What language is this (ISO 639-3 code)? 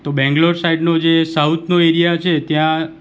guj